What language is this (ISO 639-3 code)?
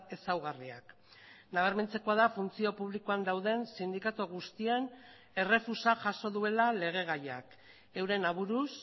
eus